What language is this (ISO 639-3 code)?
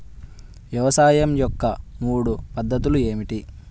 tel